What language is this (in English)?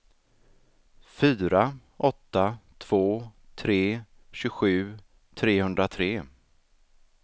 Swedish